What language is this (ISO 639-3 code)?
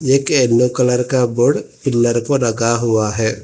hin